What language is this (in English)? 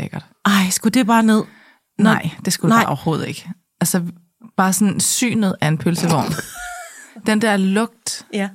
Danish